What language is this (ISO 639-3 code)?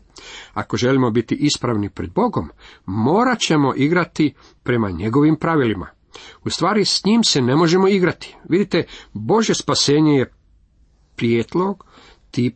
hrv